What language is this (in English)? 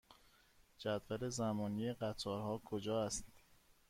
Persian